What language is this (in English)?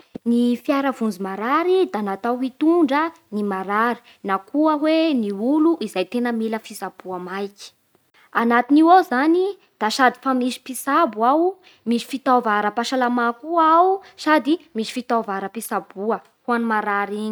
Bara Malagasy